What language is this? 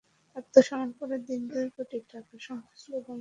Bangla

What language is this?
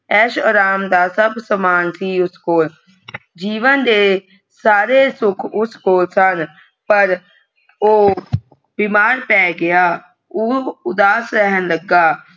Punjabi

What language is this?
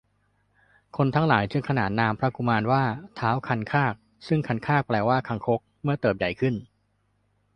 Thai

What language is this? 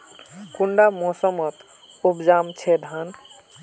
Magahi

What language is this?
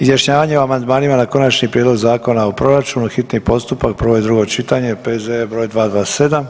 Croatian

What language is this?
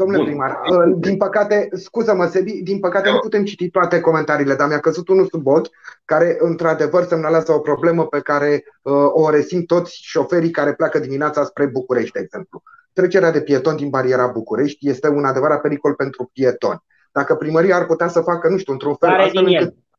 Romanian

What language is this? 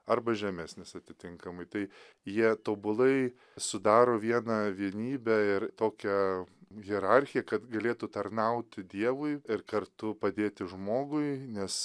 Lithuanian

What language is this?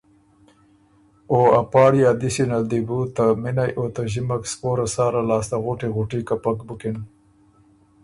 Ormuri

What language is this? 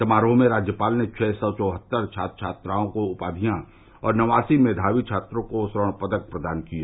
Hindi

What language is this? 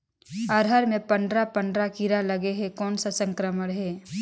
Chhattisgarhi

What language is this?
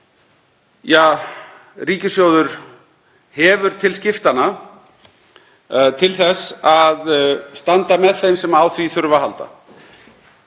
Icelandic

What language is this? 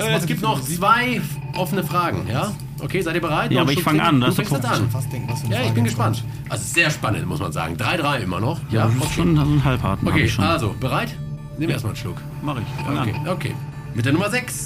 German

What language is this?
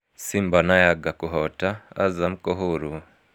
Kikuyu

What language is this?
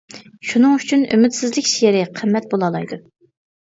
Uyghur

